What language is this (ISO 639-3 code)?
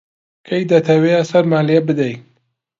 ckb